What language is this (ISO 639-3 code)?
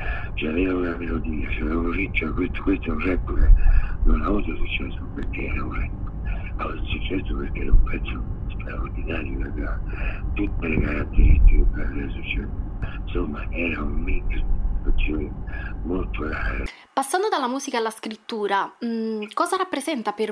ita